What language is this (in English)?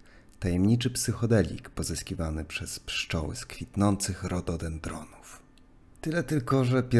Polish